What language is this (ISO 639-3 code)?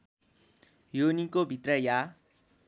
nep